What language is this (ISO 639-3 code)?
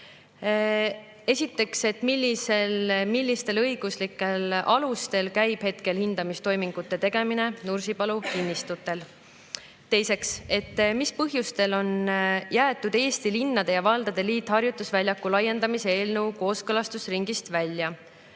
est